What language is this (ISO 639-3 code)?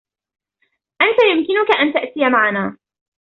ara